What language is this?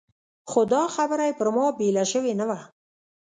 Pashto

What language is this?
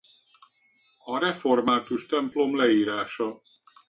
Hungarian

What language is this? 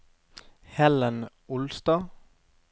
Norwegian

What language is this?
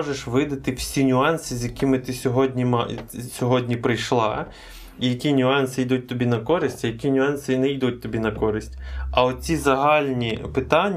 Ukrainian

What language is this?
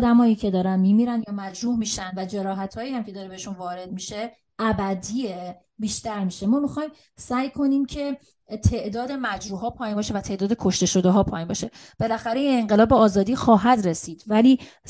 Persian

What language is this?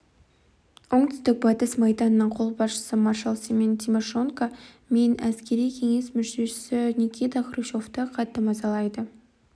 Kazakh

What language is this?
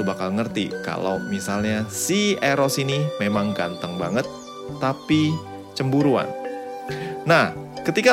Indonesian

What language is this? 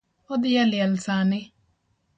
Luo (Kenya and Tanzania)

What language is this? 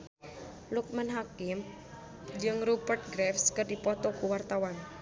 Sundanese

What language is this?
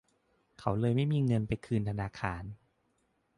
Thai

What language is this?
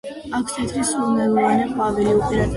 Georgian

